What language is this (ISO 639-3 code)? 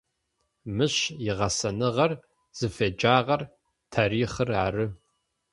ady